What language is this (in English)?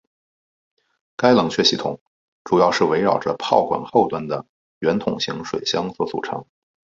Chinese